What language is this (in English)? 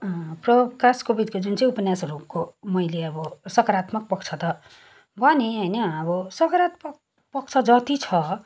Nepali